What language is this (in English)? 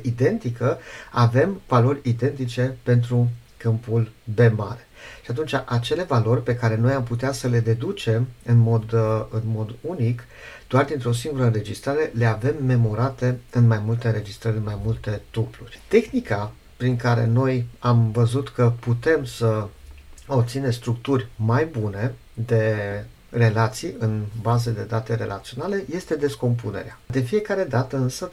Romanian